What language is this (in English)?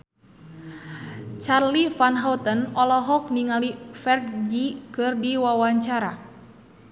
Sundanese